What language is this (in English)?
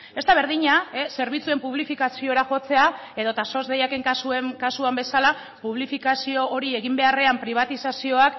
Basque